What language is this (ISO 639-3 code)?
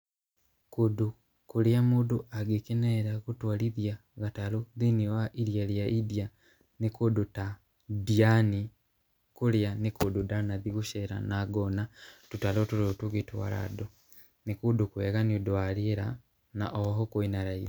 kik